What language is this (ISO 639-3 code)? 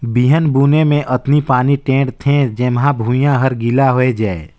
hne